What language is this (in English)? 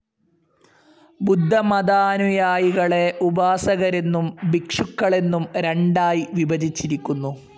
Malayalam